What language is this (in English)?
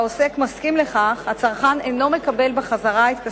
Hebrew